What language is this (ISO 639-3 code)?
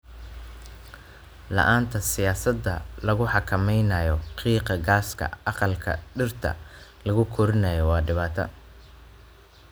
som